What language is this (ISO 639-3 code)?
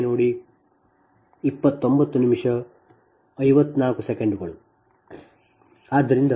kan